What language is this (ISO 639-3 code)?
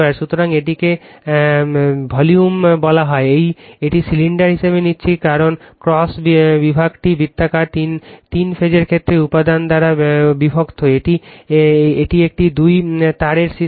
ben